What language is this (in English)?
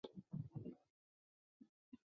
Chinese